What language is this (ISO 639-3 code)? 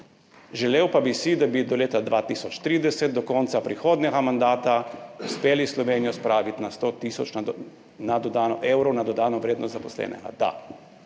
slv